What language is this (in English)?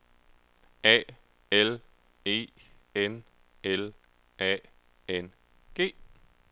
Danish